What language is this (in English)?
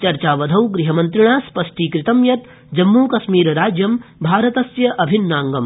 Sanskrit